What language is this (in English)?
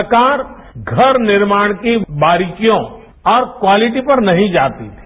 Hindi